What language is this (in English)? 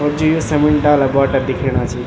Garhwali